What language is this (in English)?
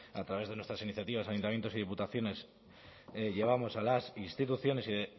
Spanish